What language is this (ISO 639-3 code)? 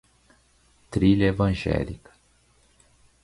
por